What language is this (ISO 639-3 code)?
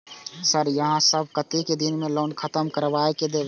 mai